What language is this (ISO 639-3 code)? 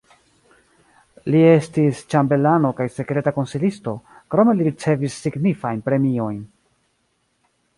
epo